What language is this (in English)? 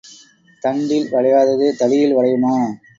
Tamil